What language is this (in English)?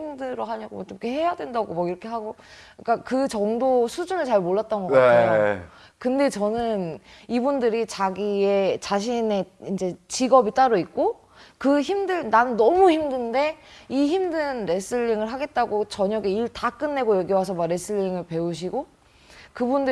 Korean